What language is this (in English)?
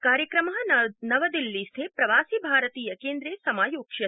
Sanskrit